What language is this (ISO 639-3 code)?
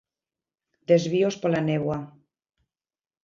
glg